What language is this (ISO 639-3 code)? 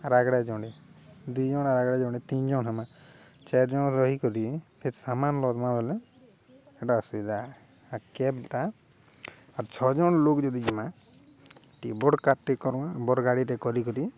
ori